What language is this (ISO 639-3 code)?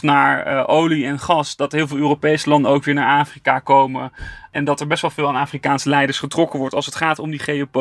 nld